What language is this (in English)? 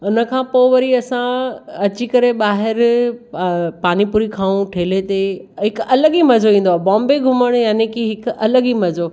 Sindhi